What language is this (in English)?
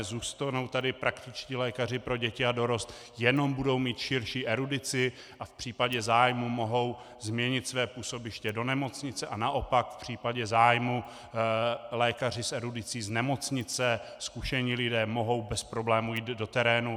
Czech